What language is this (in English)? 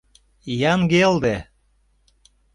Mari